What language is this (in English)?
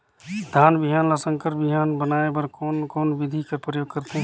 Chhattisgarhi